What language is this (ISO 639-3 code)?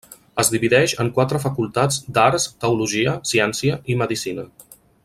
cat